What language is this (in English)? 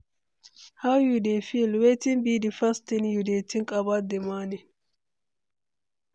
Nigerian Pidgin